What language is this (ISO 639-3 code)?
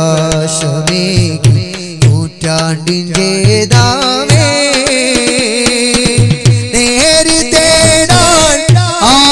hin